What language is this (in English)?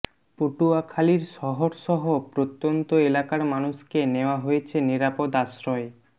Bangla